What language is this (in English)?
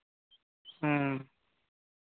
Santali